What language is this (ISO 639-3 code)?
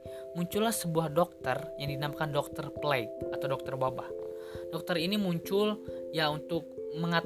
ind